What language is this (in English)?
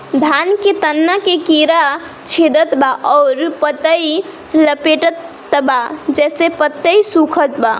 Bhojpuri